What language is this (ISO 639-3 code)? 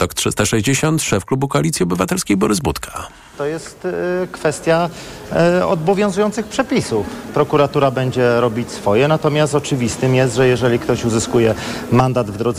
pol